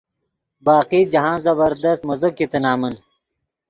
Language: Yidgha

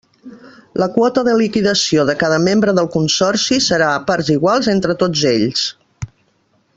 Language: Catalan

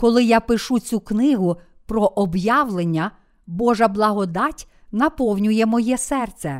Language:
Ukrainian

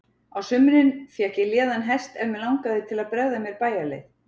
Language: Icelandic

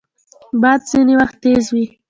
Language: Pashto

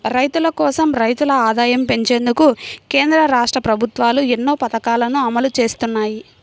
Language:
Telugu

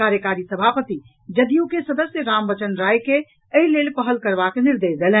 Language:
Maithili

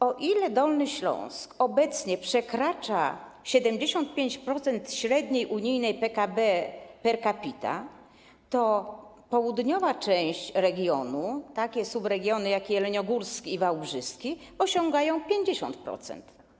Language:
Polish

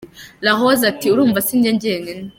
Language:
Kinyarwanda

